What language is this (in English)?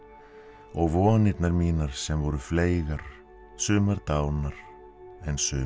Icelandic